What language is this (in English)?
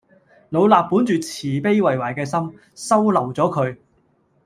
Cantonese